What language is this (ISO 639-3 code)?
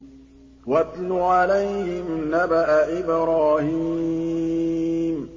ara